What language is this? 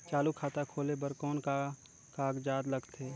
Chhattisgarhi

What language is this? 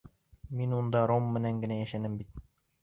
Bashkir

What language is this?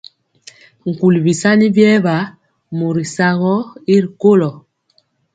Mpiemo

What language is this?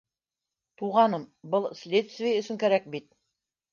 Bashkir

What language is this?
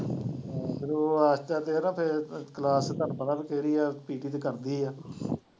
Punjabi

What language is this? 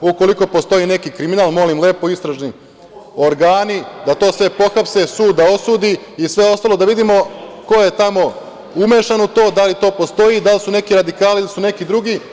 Serbian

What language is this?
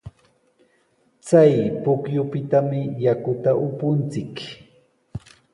Sihuas Ancash Quechua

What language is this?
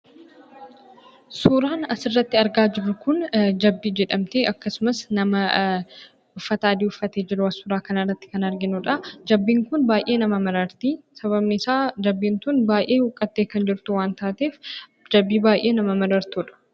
Oromo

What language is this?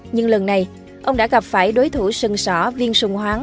Vietnamese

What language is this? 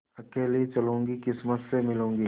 Hindi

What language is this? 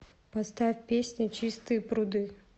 Russian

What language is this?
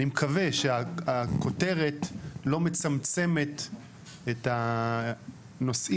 Hebrew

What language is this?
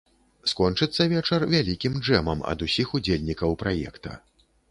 Belarusian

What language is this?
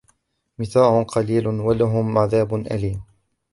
Arabic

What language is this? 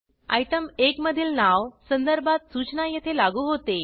Marathi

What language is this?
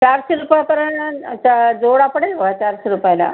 Marathi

